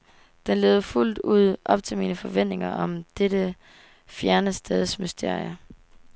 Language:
Danish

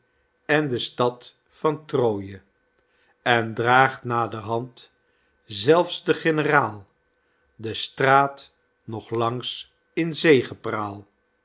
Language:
Dutch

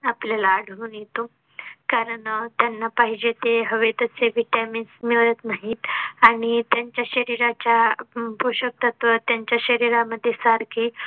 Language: Marathi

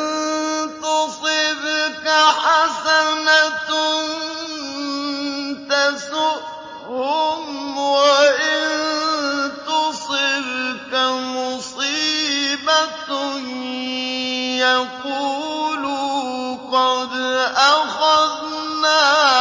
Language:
Arabic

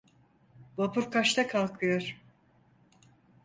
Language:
Turkish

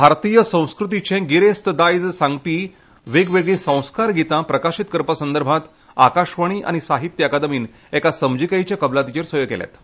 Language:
Konkani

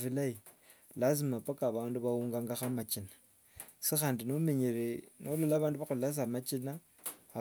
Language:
Wanga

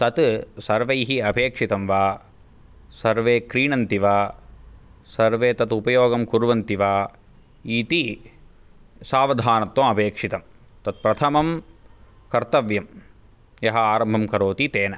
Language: Sanskrit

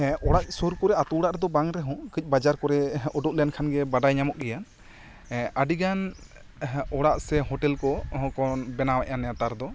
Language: Santali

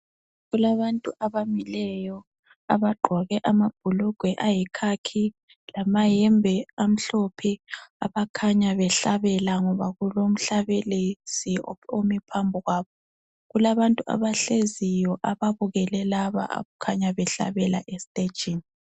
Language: North Ndebele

